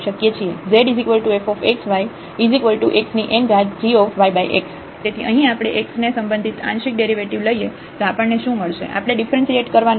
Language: Gujarati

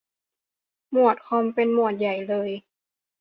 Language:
Thai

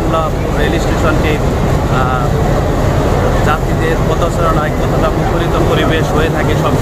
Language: Arabic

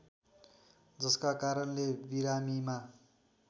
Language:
Nepali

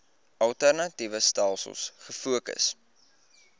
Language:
Afrikaans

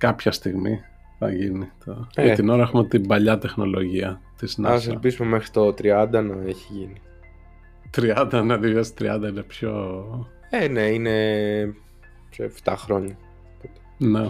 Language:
Greek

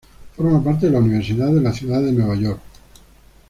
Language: Spanish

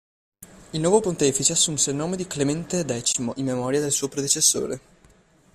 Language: Italian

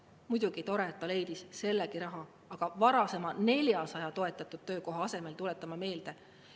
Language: Estonian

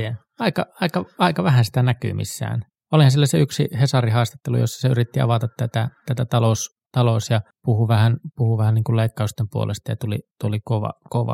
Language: Finnish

